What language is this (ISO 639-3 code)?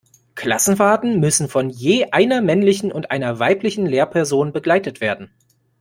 deu